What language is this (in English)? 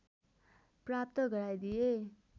Nepali